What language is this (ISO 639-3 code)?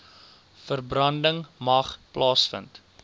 afr